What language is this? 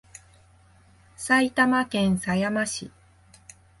Japanese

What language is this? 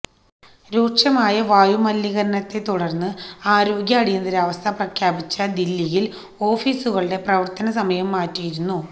Malayalam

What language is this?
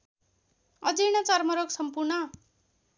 Nepali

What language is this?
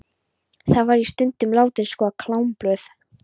Icelandic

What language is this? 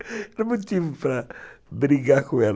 Portuguese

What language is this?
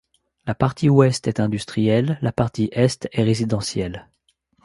French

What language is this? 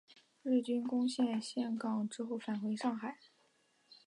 Chinese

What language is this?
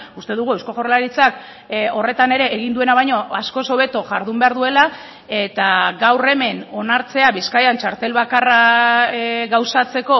Basque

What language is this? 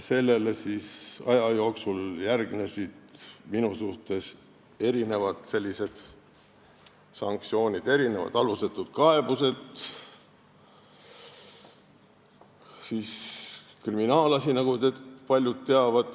Estonian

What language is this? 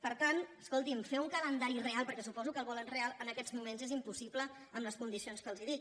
Catalan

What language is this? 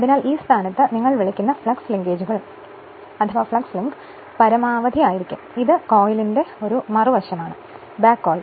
Malayalam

